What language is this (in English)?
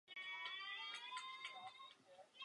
Czech